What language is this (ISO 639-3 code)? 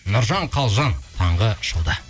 kaz